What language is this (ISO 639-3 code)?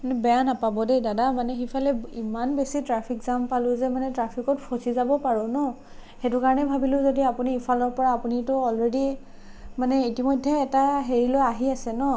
asm